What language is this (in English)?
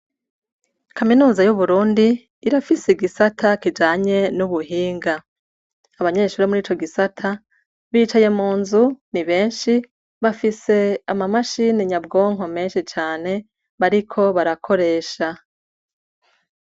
Rundi